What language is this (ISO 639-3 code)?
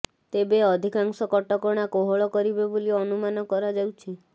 ori